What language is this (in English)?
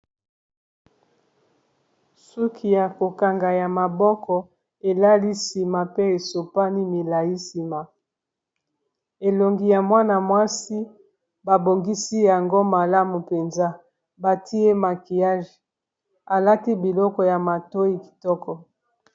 Lingala